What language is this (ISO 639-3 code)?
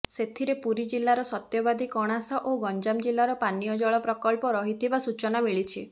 ori